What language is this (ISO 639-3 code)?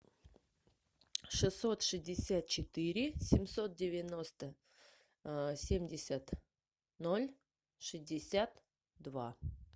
rus